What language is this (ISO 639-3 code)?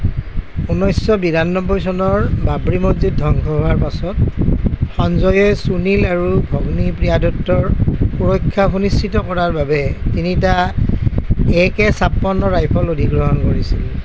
asm